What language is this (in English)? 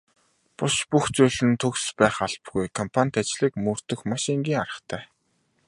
Mongolian